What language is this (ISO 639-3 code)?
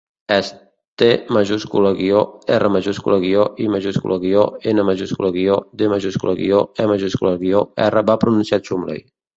cat